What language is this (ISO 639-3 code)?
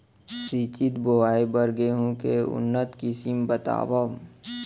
hne